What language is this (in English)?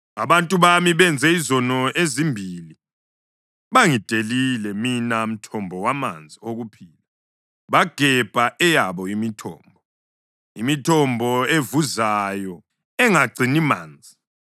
North Ndebele